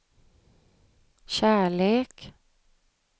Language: Swedish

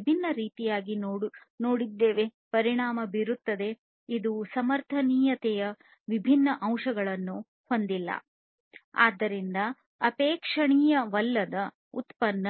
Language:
Kannada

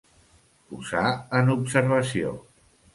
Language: Catalan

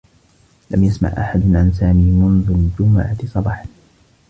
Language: Arabic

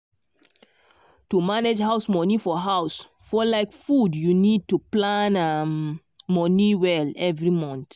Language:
Nigerian Pidgin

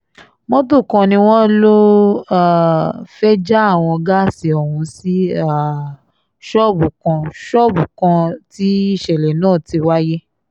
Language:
Yoruba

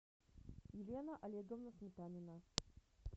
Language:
Russian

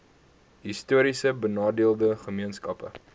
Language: Afrikaans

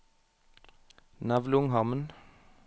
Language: Norwegian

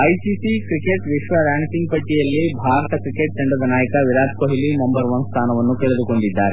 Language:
Kannada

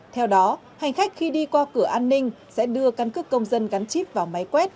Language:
Vietnamese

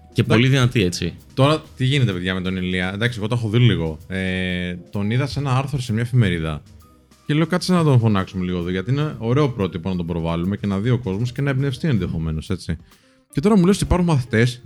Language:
Greek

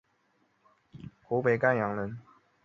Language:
Chinese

